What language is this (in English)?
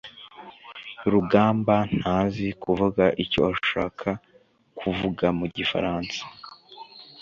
Kinyarwanda